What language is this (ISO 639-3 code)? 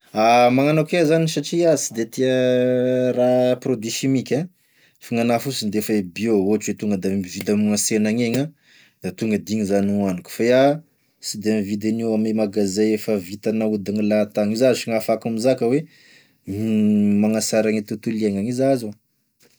tkg